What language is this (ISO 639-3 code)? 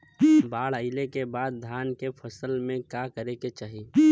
bho